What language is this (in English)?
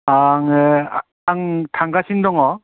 Bodo